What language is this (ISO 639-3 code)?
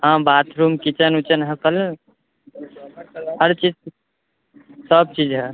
mai